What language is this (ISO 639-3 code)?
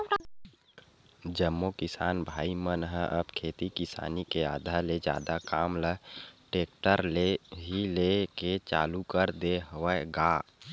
hne